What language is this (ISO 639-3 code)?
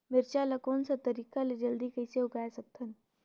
hne